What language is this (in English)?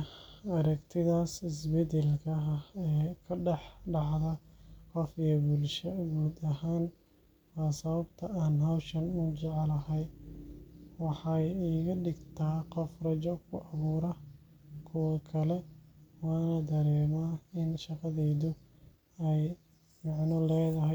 Somali